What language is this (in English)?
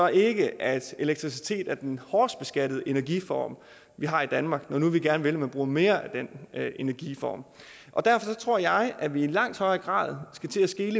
Danish